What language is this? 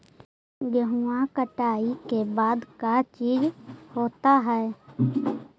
Magahi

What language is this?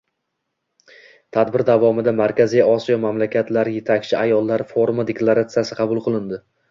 Uzbek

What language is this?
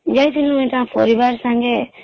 Odia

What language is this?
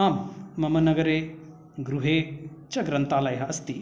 Sanskrit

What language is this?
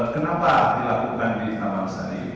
Indonesian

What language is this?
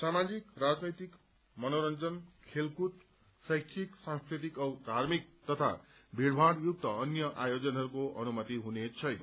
Nepali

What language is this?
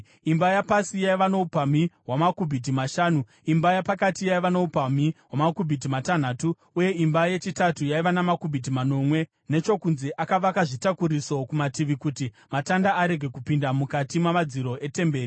Shona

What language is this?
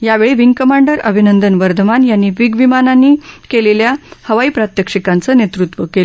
Marathi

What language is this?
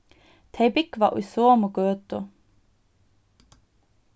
Faroese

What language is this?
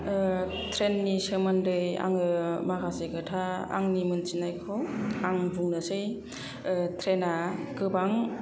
Bodo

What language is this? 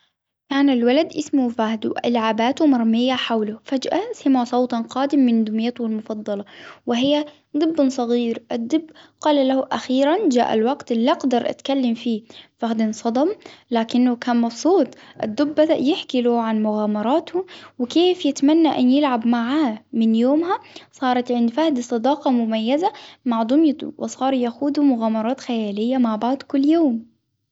Hijazi Arabic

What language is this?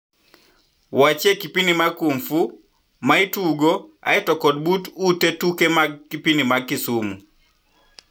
Luo (Kenya and Tanzania)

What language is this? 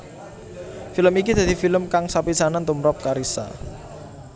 Javanese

